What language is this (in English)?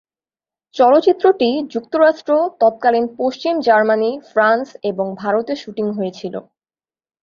Bangla